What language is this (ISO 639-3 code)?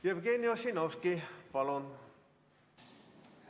est